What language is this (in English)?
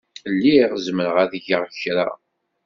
Kabyle